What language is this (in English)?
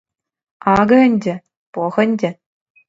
Chuvash